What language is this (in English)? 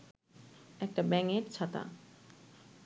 Bangla